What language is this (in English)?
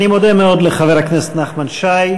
Hebrew